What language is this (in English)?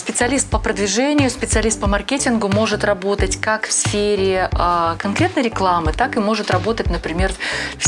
Russian